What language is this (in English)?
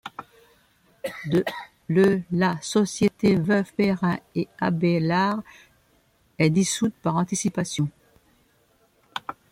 French